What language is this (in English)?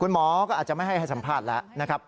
Thai